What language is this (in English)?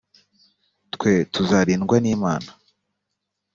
Kinyarwanda